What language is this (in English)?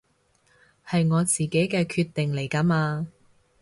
Cantonese